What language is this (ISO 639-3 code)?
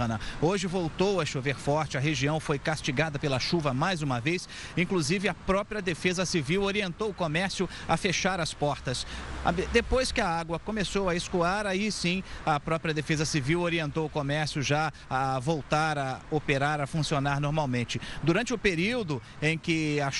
por